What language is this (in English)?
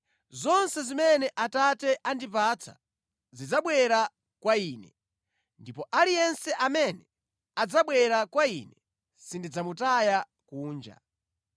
Nyanja